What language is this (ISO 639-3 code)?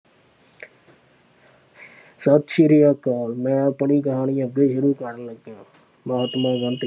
pan